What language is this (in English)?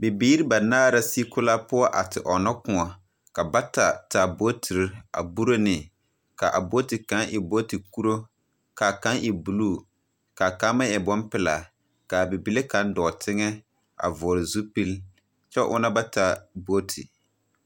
Southern Dagaare